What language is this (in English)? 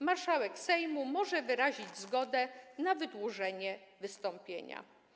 Polish